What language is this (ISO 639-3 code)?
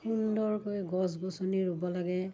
asm